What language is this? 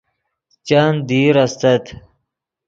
Yidgha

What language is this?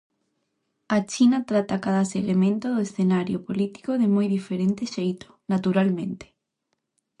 Galician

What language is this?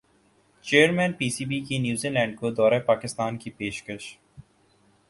Urdu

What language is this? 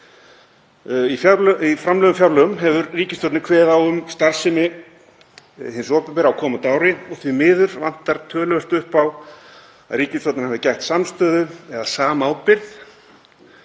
Icelandic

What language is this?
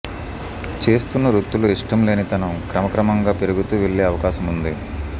Telugu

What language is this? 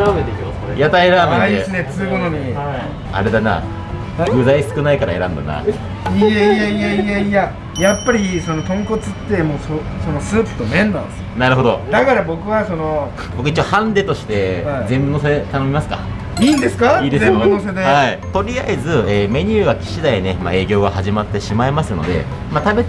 Japanese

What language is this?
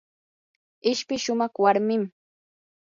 Yanahuanca Pasco Quechua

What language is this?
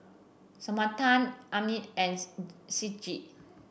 English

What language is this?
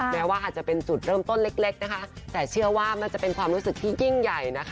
Thai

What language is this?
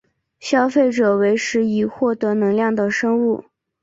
Chinese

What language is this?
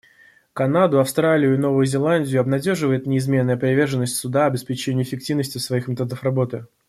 Russian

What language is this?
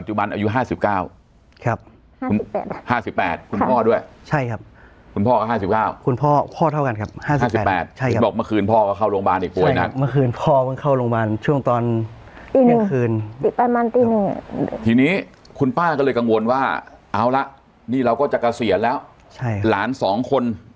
Thai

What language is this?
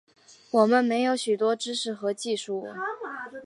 Chinese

